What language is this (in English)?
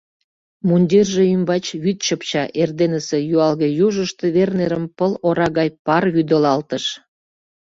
Mari